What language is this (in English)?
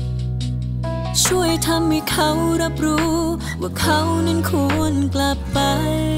Thai